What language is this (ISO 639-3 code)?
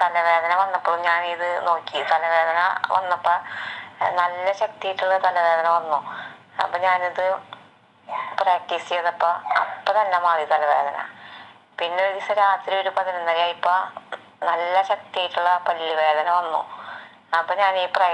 tha